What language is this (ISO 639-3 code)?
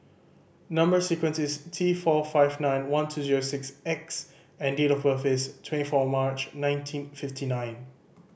eng